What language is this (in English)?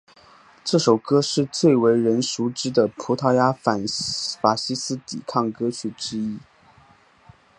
Chinese